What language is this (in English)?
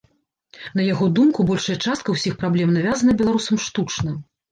Belarusian